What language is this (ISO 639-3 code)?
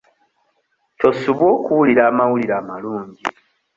lug